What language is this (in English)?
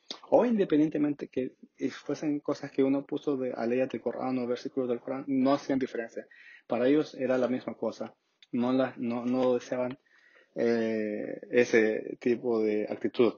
Spanish